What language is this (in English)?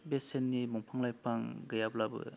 Bodo